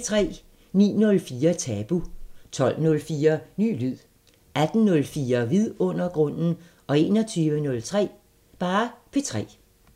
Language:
Danish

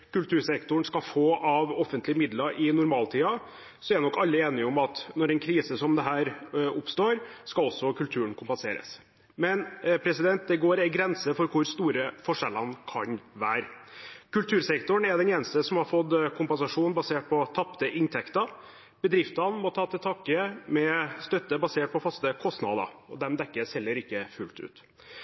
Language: Norwegian Bokmål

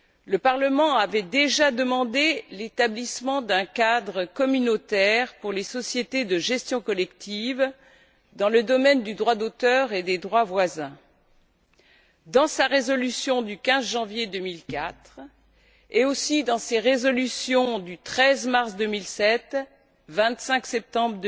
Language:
French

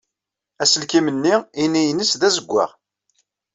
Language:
Kabyle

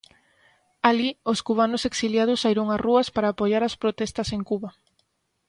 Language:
Galician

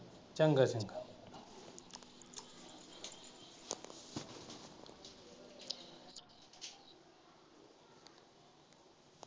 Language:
Punjabi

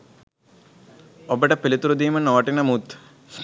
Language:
Sinhala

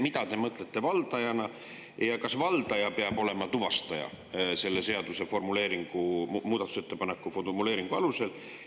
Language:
Estonian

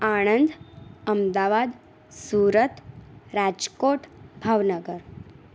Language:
Gujarati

